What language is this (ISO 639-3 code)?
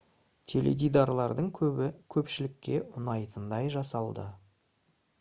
kaz